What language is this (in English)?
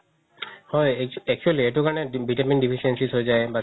Assamese